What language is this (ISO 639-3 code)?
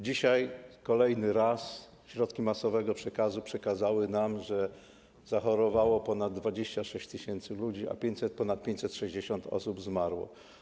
pol